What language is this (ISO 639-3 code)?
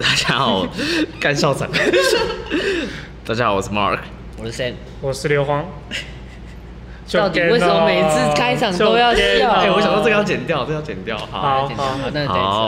zho